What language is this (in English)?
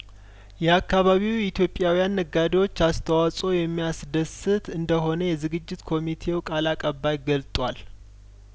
Amharic